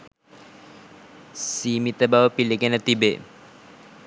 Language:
Sinhala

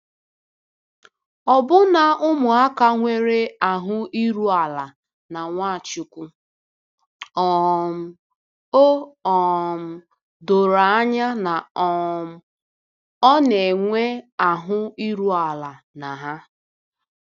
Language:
Igbo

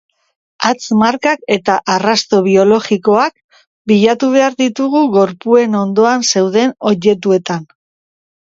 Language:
Basque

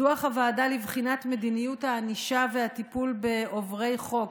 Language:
Hebrew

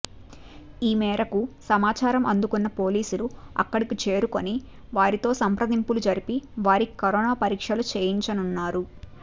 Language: Telugu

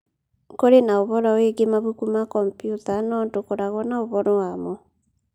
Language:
Kikuyu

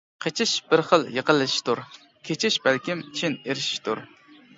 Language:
Uyghur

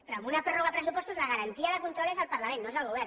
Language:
Catalan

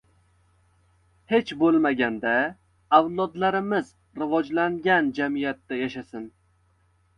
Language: Uzbek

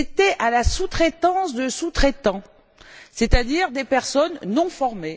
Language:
French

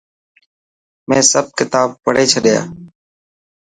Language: Dhatki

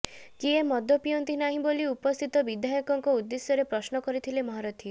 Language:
Odia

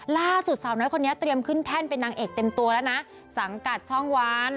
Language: Thai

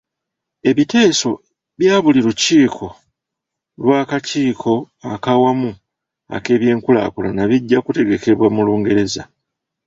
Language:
Ganda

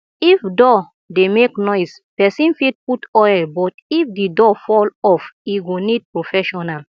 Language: Nigerian Pidgin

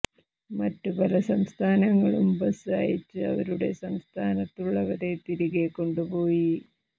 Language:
Malayalam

